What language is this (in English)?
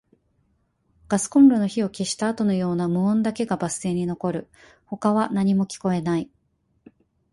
Japanese